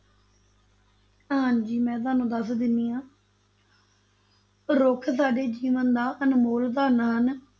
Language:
Punjabi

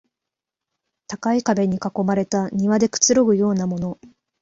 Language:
Japanese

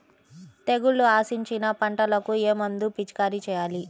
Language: Telugu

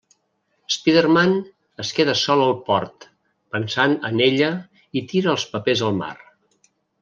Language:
Catalan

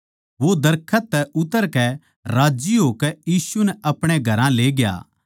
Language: Haryanvi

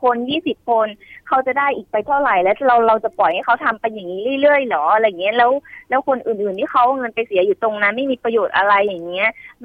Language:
Thai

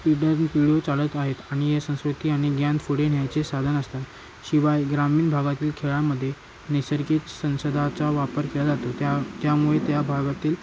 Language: Marathi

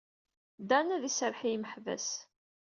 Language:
Kabyle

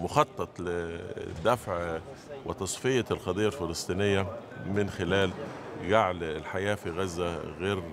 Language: Arabic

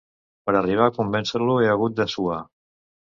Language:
Catalan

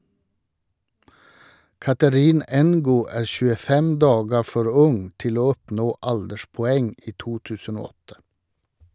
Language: Norwegian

